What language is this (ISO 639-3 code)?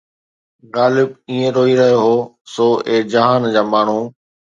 snd